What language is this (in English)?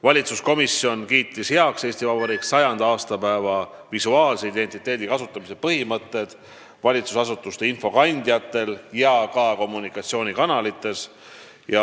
Estonian